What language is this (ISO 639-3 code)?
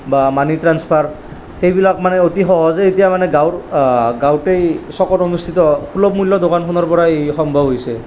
asm